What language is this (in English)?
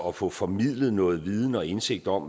Danish